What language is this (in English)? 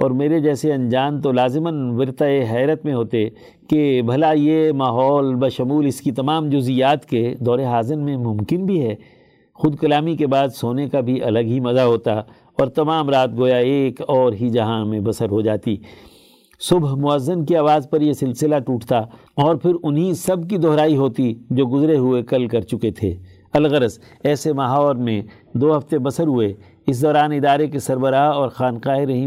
Urdu